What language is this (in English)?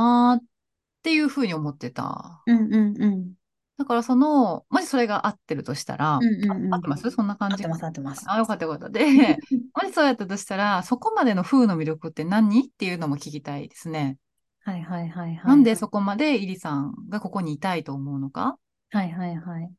Japanese